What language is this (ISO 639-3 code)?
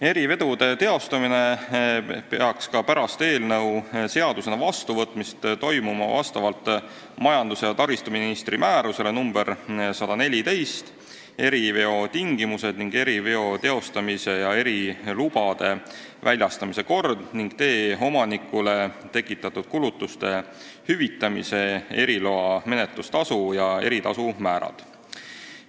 est